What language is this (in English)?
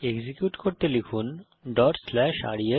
Bangla